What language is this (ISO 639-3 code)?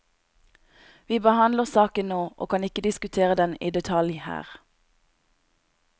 nor